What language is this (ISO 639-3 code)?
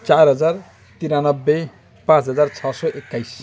nep